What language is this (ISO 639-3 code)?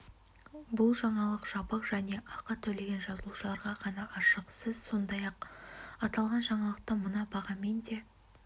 kaz